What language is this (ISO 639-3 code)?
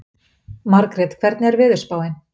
isl